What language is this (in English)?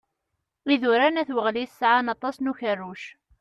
Kabyle